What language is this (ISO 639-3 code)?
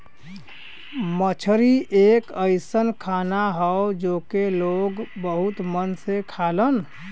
bho